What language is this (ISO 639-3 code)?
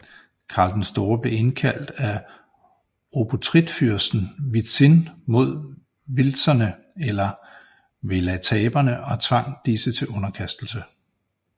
dan